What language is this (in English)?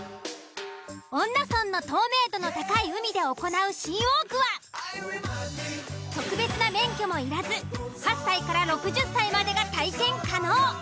Japanese